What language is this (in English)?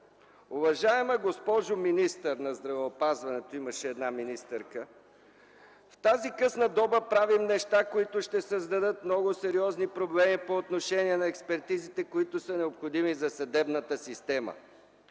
Bulgarian